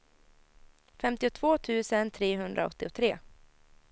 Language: Swedish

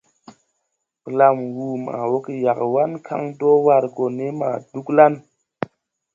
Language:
Tupuri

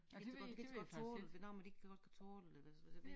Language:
Danish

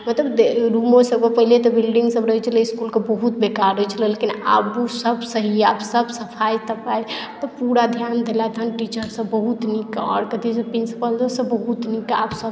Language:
Maithili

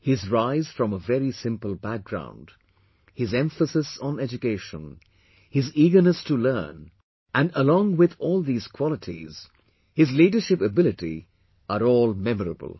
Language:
English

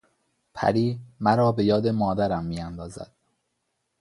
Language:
Persian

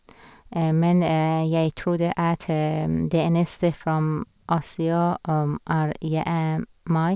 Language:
Norwegian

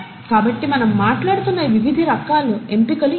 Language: Telugu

